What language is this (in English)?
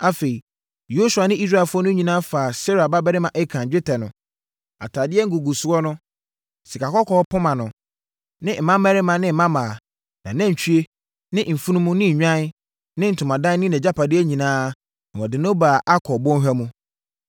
Akan